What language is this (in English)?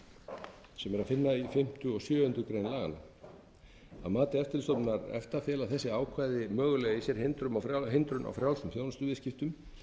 Icelandic